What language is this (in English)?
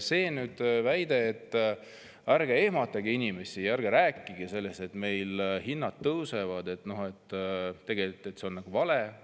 Estonian